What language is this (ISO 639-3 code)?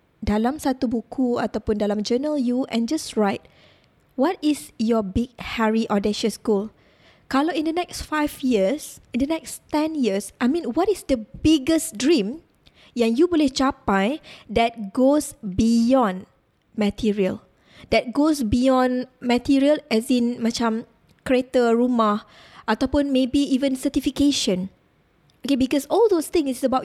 msa